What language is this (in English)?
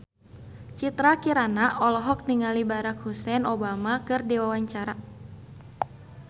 Sundanese